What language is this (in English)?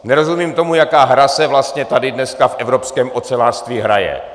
Czech